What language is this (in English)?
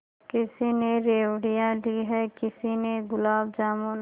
Hindi